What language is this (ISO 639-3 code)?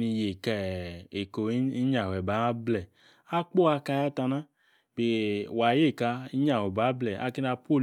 ekr